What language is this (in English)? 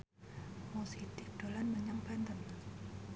Javanese